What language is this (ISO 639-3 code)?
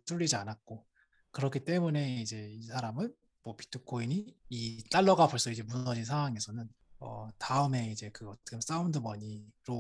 kor